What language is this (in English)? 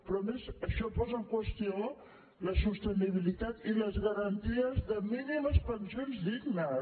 Catalan